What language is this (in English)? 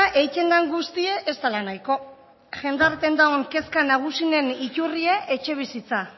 Basque